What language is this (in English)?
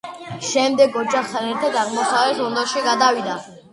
Georgian